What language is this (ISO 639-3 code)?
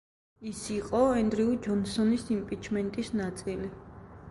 kat